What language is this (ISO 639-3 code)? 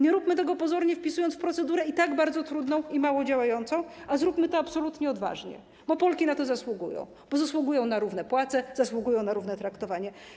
pol